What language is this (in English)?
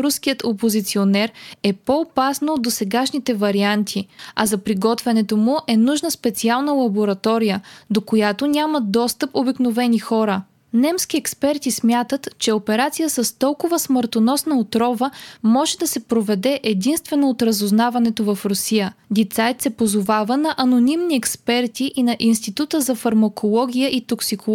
Bulgarian